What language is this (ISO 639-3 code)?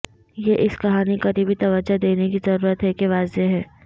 urd